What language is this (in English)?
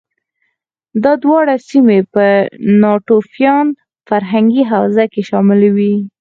Pashto